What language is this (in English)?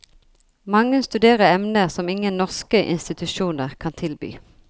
Norwegian